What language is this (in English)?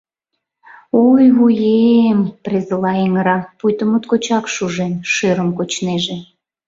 Mari